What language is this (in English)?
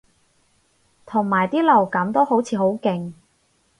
Cantonese